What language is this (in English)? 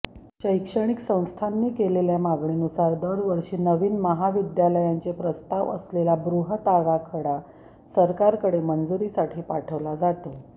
Marathi